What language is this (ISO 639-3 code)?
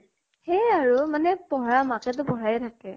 asm